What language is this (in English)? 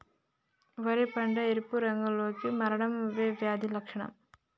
Telugu